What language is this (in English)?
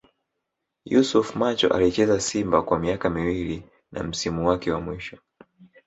Swahili